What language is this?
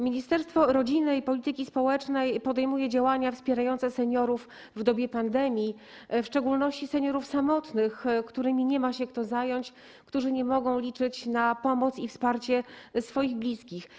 Polish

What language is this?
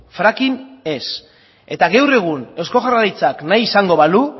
Basque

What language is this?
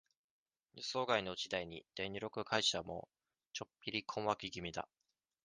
Japanese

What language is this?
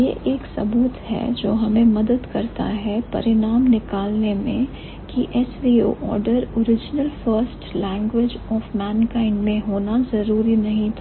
Hindi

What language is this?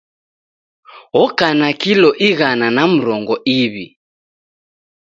Taita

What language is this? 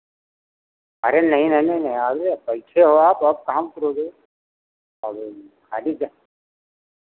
Hindi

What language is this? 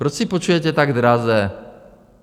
Czech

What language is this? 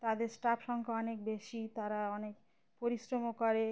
Bangla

